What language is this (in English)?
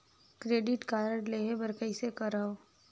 Chhattisgarhi